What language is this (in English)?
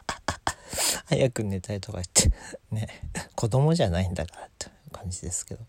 Japanese